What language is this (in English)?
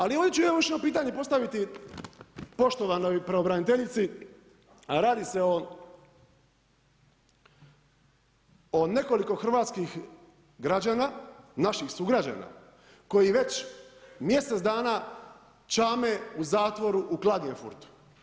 Croatian